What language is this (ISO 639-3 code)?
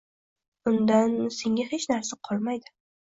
uzb